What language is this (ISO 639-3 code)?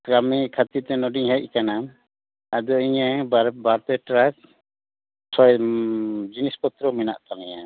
sat